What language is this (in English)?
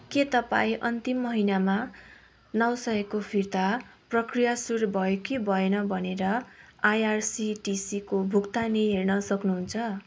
Nepali